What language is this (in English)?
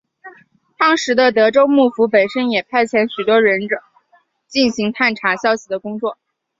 Chinese